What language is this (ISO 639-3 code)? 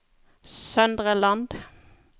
nor